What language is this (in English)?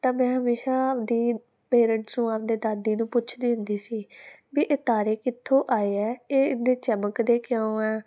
Punjabi